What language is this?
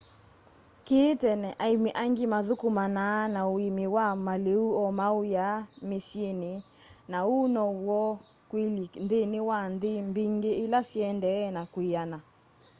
Kamba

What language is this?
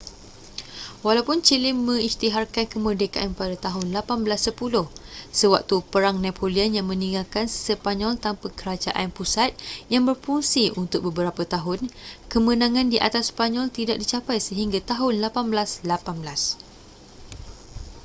Malay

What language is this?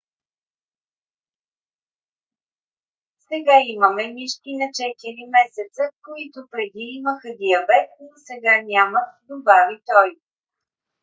Bulgarian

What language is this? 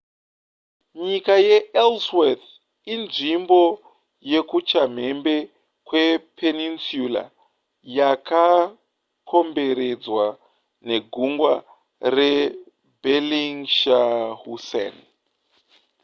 Shona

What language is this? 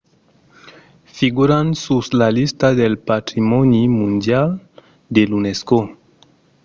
Occitan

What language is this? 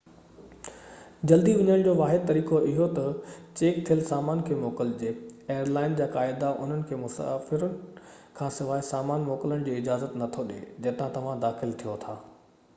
Sindhi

